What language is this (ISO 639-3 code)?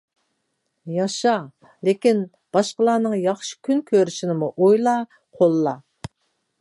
uig